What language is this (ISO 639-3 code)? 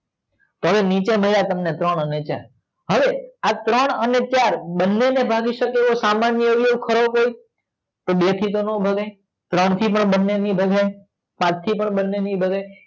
guj